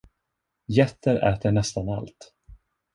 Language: Swedish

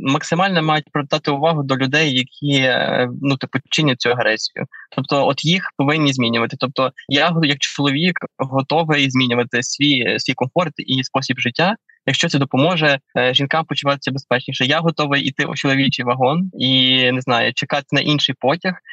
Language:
Ukrainian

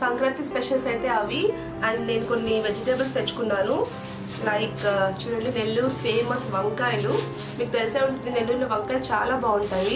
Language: Telugu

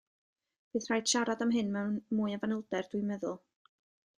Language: Welsh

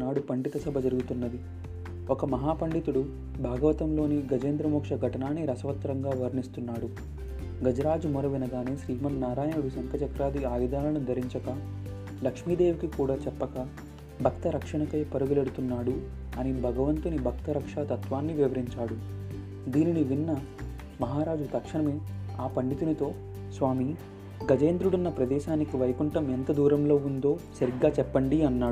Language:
Telugu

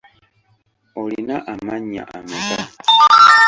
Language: Ganda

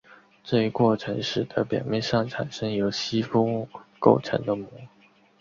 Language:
Chinese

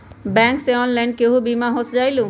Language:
Magahi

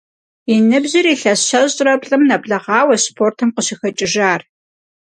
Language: Kabardian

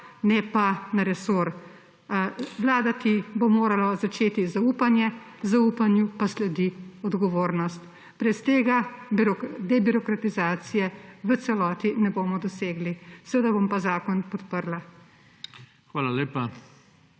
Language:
Slovenian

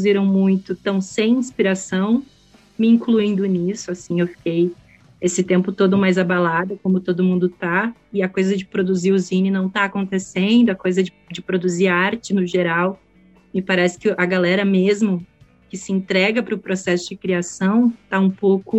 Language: Portuguese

